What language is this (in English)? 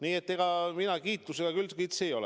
Estonian